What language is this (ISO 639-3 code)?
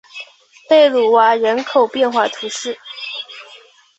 zho